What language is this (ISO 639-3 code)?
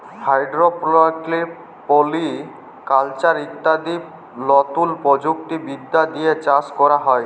ben